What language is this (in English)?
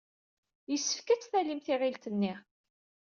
Kabyle